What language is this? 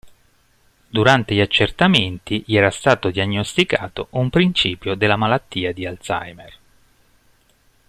Italian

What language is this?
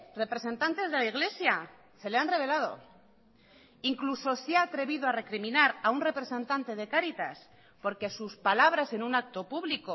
Spanish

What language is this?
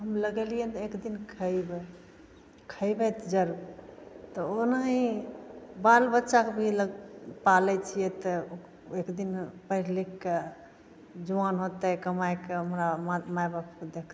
Maithili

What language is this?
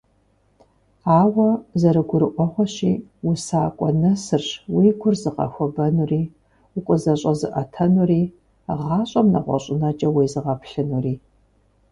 Kabardian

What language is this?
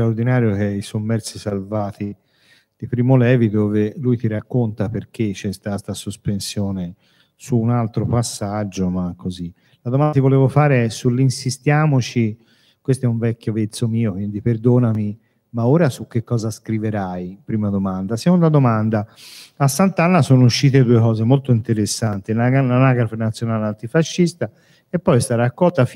Italian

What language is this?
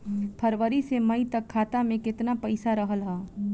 Bhojpuri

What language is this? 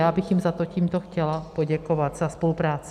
Czech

